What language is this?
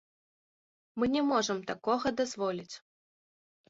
Belarusian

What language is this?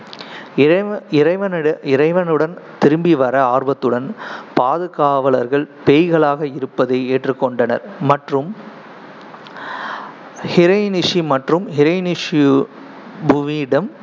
Tamil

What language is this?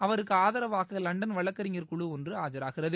Tamil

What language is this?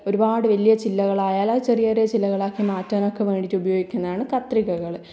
Malayalam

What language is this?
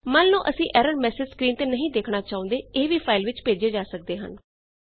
Punjabi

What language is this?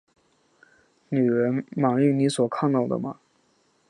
Chinese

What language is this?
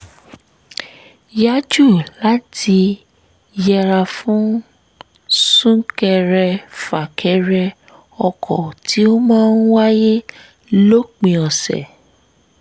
Yoruba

